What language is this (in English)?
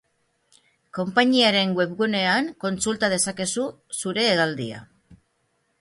Basque